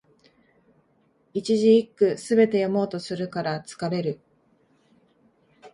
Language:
Japanese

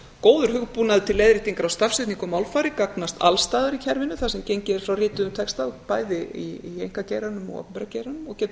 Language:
Icelandic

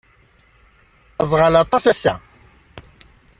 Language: Kabyle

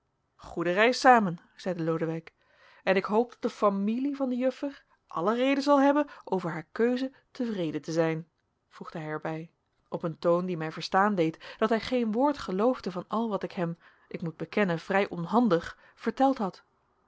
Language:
Dutch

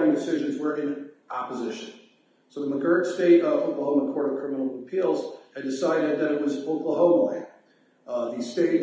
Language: English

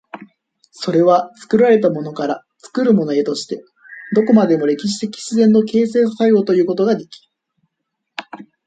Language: Japanese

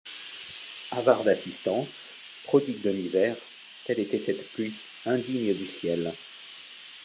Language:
French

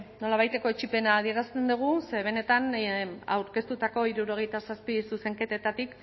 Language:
Basque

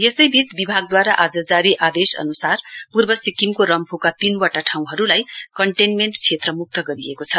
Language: Nepali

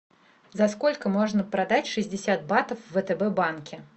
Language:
Russian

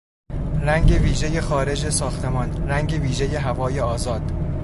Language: Persian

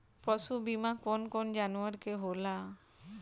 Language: Bhojpuri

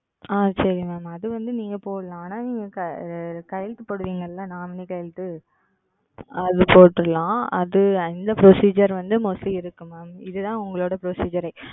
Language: Tamil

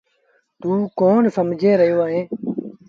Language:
Sindhi Bhil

